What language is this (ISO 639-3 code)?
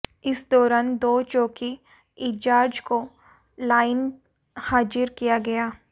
hin